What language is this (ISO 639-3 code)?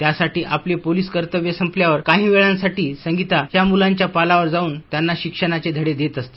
mar